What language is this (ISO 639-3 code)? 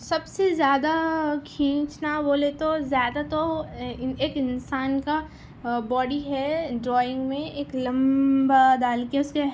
urd